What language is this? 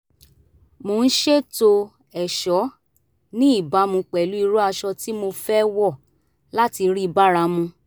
Yoruba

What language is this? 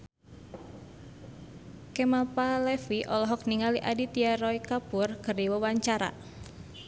Sundanese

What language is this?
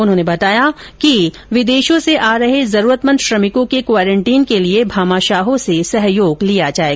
Hindi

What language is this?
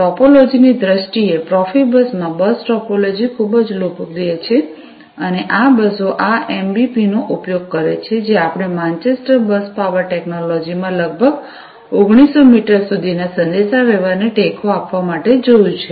Gujarati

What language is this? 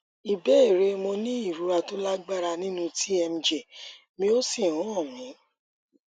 Yoruba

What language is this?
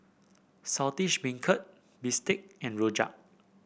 English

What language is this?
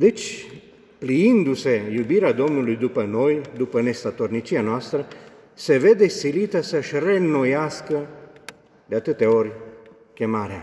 Romanian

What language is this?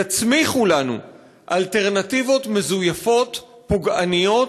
Hebrew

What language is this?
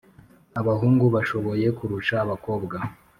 Kinyarwanda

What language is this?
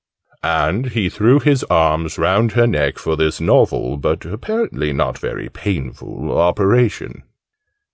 English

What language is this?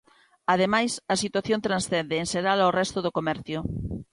Galician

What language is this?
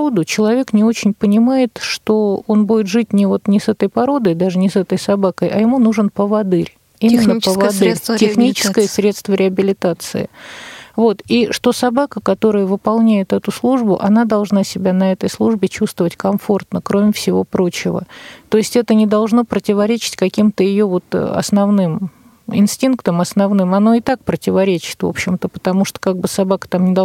Russian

